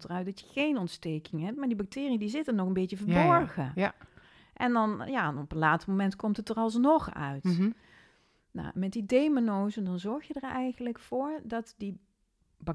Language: Dutch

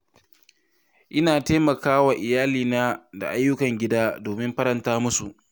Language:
Hausa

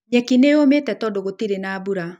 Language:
Kikuyu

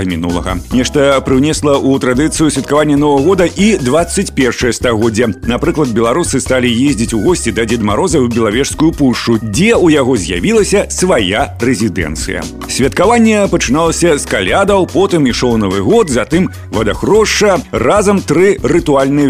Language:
Russian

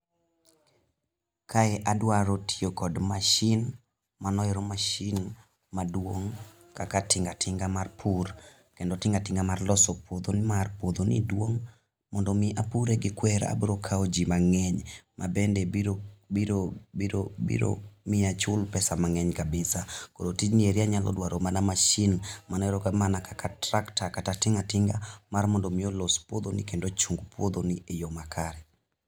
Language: Luo (Kenya and Tanzania)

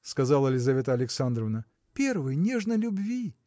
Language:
Russian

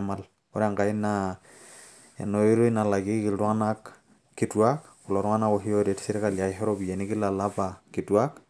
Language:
Masai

